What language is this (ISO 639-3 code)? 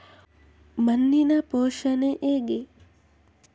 kan